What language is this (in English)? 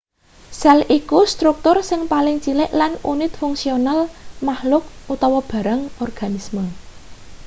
Javanese